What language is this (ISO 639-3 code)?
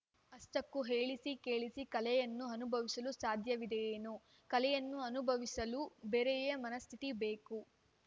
kan